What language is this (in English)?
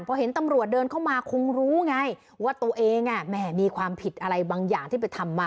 Thai